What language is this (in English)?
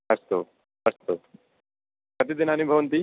Sanskrit